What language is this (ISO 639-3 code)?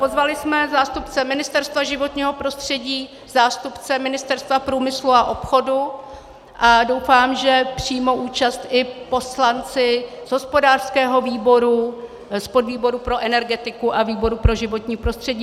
ces